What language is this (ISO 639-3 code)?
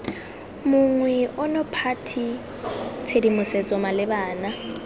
tsn